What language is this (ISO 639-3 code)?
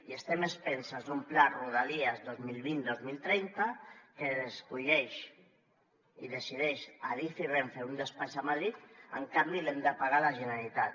cat